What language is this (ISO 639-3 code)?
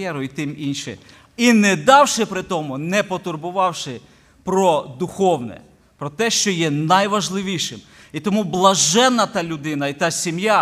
ukr